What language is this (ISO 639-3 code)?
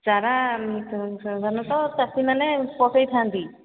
ori